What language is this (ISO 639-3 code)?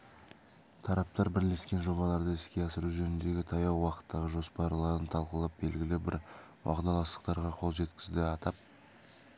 kaz